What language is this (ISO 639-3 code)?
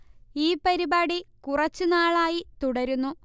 mal